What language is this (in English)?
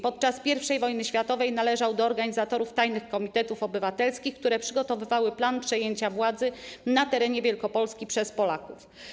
Polish